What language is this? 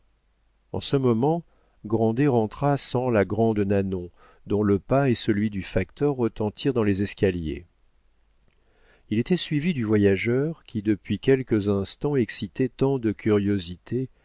French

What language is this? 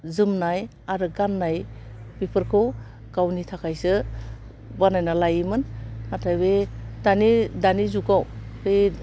Bodo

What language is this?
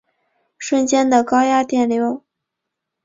Chinese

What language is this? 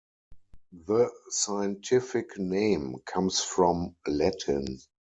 English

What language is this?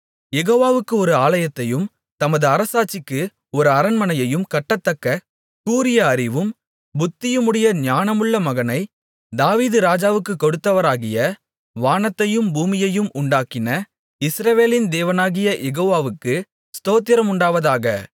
Tamil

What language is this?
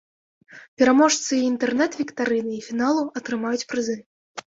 Belarusian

